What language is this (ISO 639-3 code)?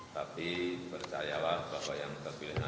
ind